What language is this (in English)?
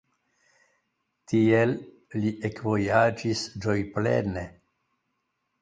Esperanto